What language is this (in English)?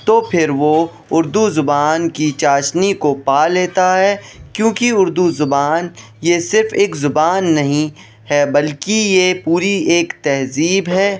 Urdu